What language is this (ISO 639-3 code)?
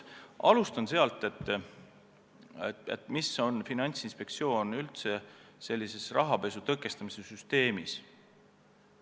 est